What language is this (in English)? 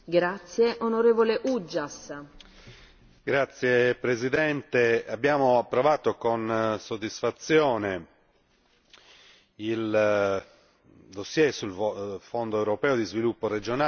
Italian